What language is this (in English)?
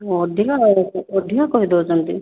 Odia